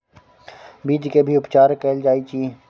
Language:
Maithili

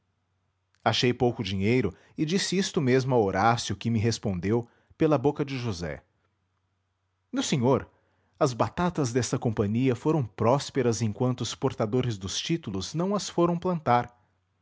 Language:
Portuguese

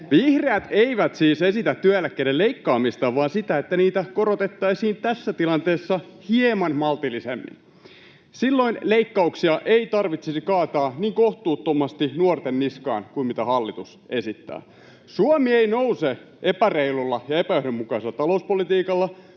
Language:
Finnish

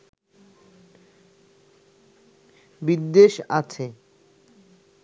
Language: Bangla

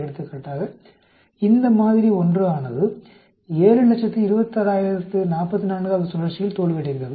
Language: Tamil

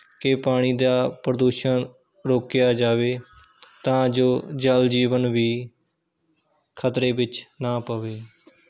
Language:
Punjabi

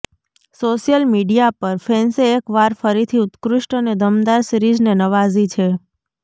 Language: Gujarati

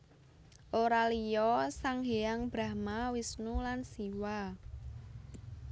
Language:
Javanese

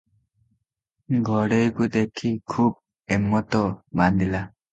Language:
Odia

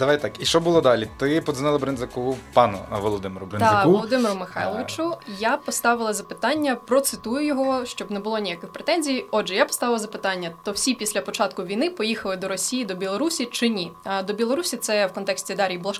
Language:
Ukrainian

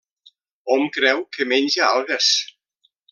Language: Catalan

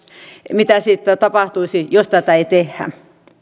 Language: Finnish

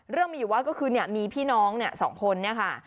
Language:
Thai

